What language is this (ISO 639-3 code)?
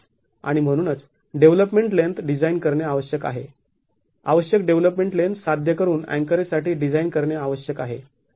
mar